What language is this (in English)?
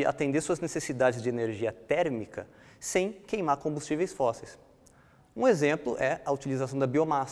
Portuguese